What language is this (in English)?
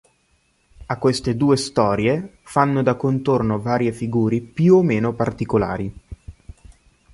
Italian